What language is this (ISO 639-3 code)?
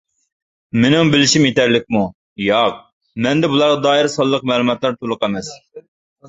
uig